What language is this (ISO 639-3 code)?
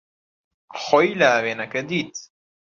ckb